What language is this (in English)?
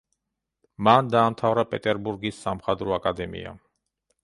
Georgian